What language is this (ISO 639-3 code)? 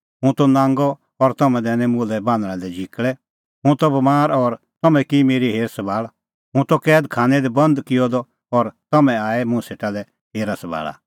kfx